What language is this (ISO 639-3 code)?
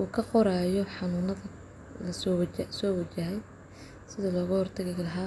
som